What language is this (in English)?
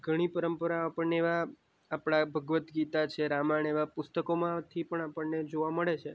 Gujarati